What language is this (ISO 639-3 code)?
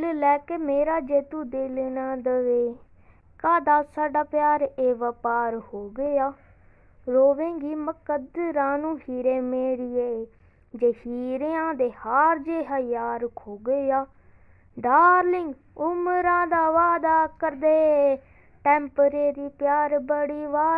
hin